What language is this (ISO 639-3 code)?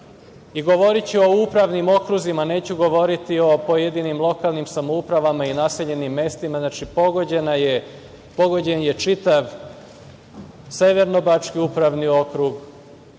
srp